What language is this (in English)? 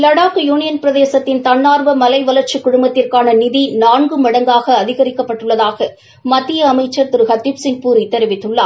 Tamil